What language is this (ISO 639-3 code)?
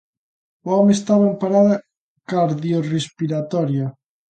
glg